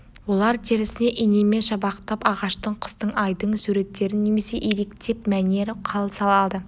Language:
Kazakh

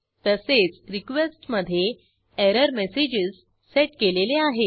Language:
Marathi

